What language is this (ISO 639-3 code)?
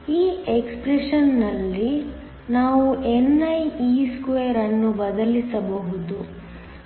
kan